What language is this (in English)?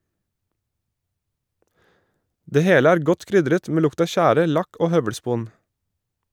Norwegian